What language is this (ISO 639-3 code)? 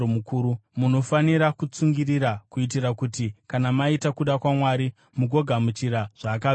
sna